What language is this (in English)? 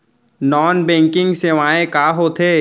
Chhattisgarhi